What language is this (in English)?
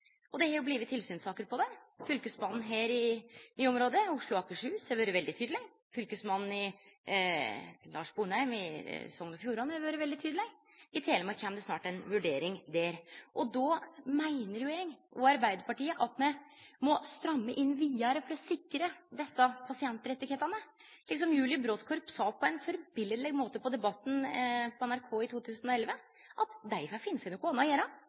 Norwegian Nynorsk